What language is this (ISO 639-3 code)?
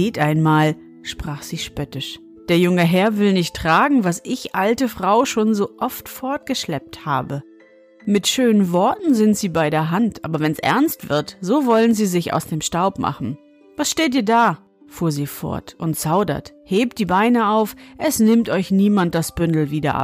deu